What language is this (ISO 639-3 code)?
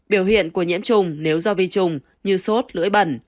vie